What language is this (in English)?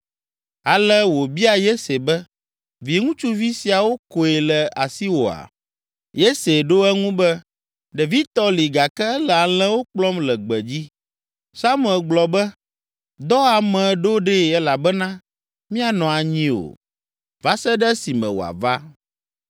Ewe